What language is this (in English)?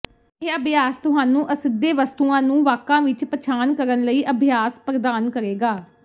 Punjabi